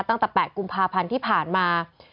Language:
Thai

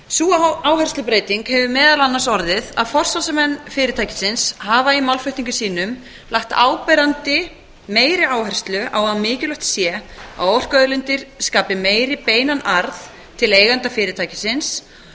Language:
Icelandic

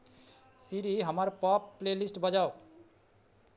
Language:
Maithili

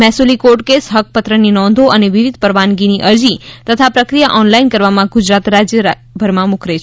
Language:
Gujarati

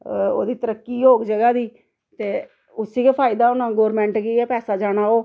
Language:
Dogri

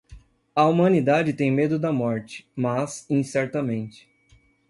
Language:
Portuguese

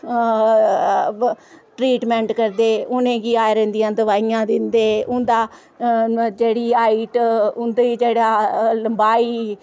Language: Dogri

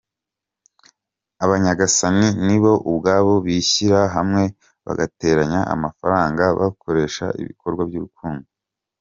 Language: Kinyarwanda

